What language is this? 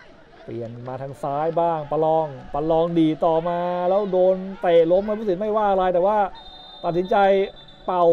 Thai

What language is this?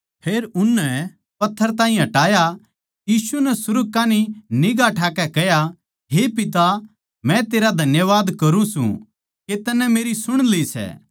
Haryanvi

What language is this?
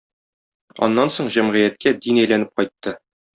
Tatar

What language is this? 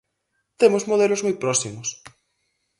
Galician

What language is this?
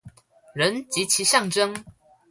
Chinese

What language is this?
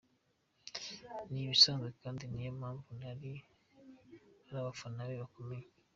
Kinyarwanda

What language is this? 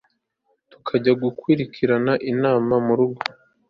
Kinyarwanda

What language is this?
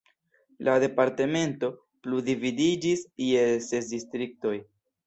Esperanto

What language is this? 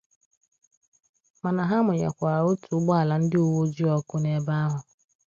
Igbo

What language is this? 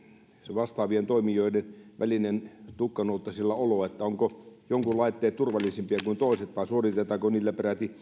Finnish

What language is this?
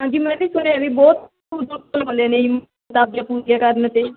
Punjabi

